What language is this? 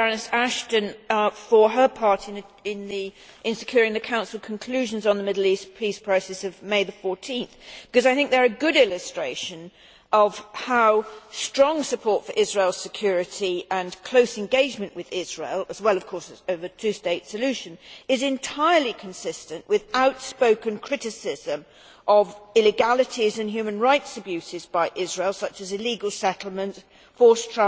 English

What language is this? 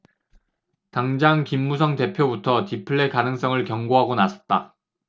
Korean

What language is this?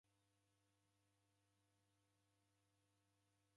Taita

